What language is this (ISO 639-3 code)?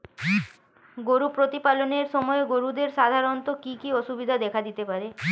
ben